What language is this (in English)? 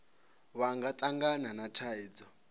Venda